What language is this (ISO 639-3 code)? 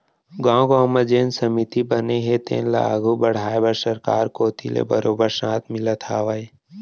hne